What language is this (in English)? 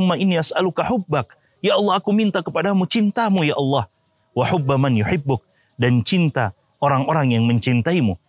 Indonesian